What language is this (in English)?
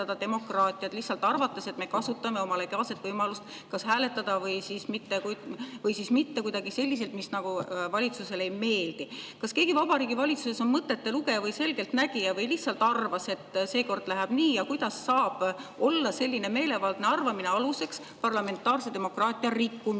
Estonian